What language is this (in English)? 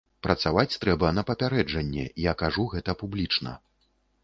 Belarusian